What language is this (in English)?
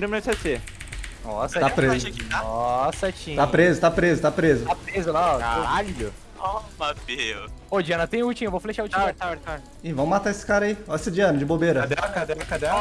Portuguese